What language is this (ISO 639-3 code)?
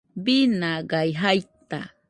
hux